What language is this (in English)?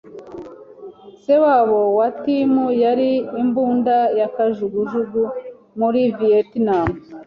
Kinyarwanda